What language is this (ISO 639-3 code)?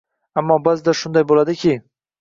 uzb